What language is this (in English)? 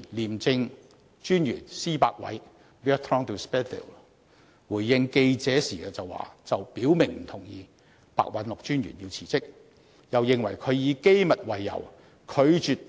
Cantonese